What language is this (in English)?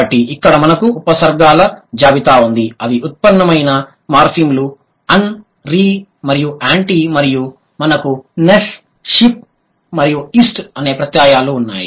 Telugu